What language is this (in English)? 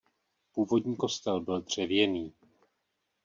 Czech